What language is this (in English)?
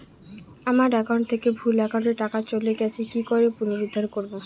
Bangla